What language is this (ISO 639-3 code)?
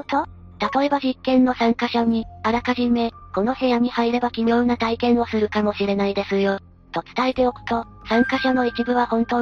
jpn